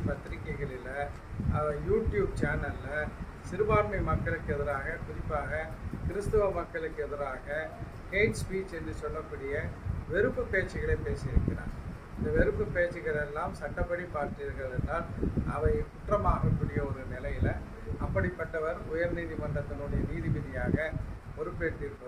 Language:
Tamil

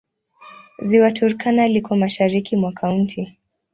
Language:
Swahili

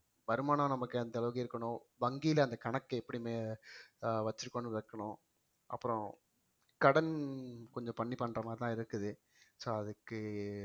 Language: Tamil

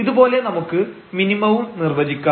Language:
Malayalam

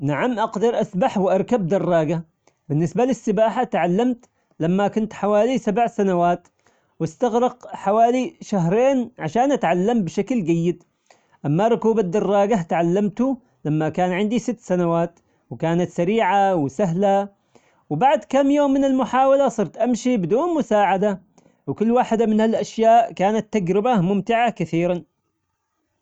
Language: Omani Arabic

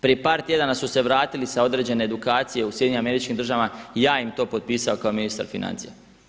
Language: Croatian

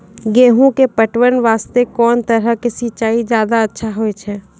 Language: Maithili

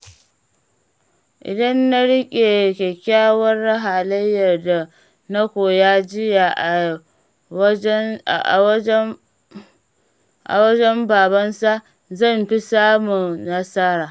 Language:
Hausa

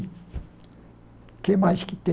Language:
Portuguese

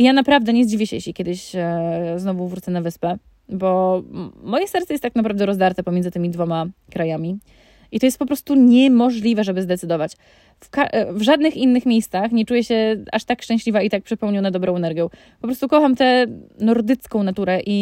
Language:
Polish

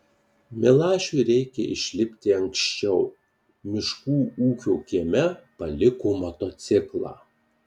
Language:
Lithuanian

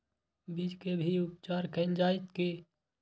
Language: Maithili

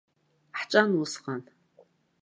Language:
Abkhazian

